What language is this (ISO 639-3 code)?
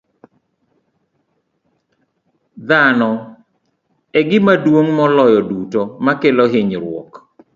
luo